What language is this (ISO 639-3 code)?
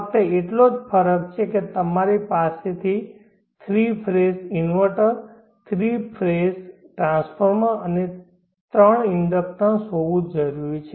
guj